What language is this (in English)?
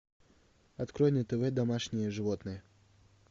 Russian